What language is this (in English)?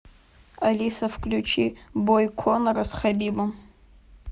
Russian